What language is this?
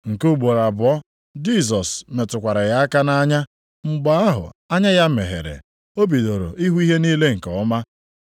Igbo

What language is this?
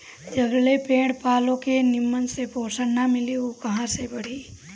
Bhojpuri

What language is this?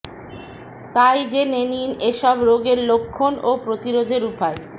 Bangla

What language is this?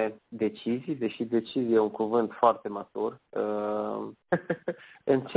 Romanian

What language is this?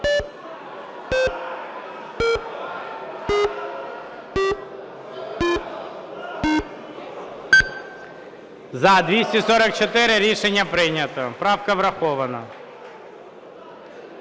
Ukrainian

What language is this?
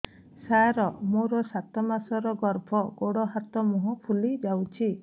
Odia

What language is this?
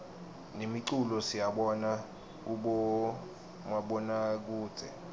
Swati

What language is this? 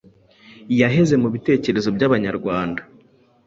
Kinyarwanda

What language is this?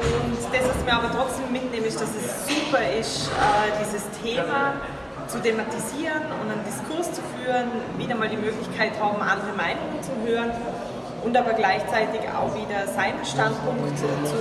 German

